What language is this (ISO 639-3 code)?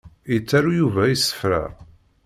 kab